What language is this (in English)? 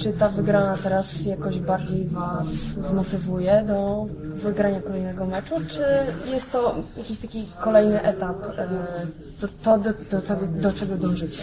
Polish